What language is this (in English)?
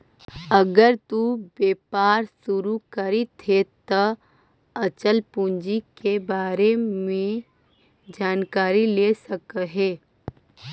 Magahi